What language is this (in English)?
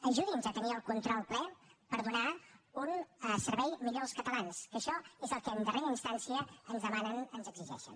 Catalan